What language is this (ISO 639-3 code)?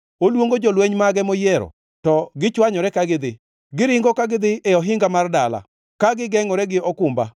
luo